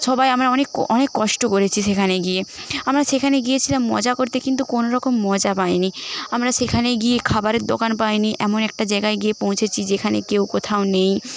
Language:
Bangla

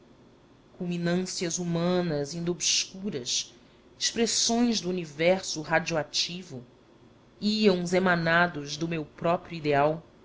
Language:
Portuguese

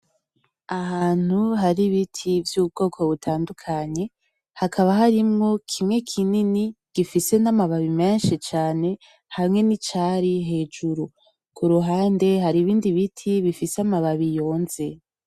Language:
Rundi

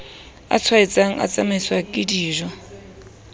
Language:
Southern Sotho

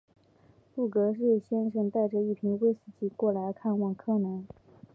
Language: Chinese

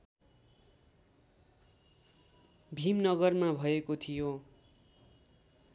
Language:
Nepali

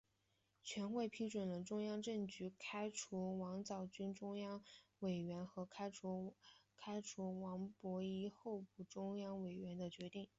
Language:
Chinese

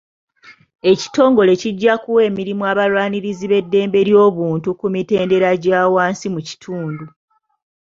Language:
Ganda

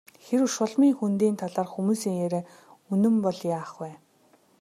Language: Mongolian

